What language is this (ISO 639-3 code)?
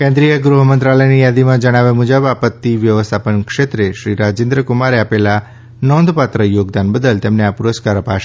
guj